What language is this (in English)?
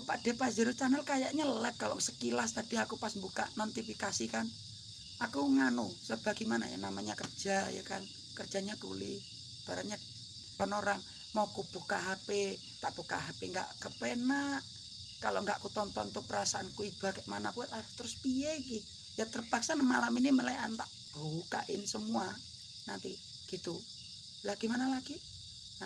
Indonesian